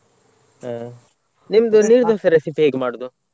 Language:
Kannada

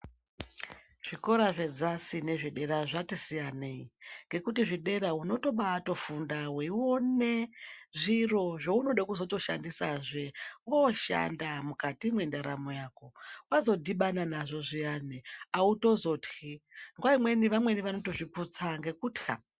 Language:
Ndau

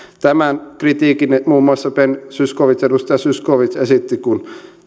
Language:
Finnish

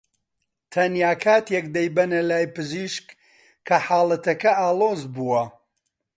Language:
Central Kurdish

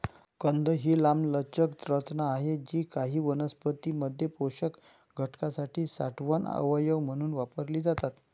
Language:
Marathi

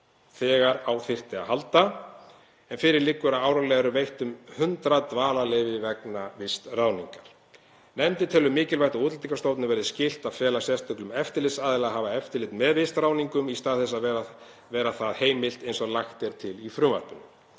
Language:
Icelandic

